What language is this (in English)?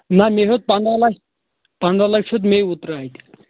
Kashmiri